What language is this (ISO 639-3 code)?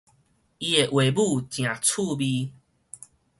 nan